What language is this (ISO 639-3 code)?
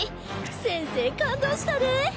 jpn